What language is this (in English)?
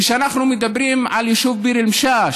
Hebrew